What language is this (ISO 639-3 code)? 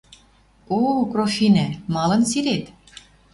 mrj